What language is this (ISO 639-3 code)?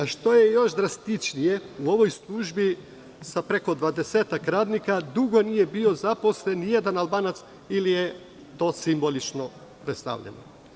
srp